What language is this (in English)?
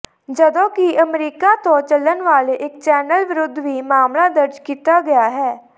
Punjabi